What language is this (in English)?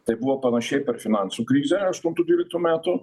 Lithuanian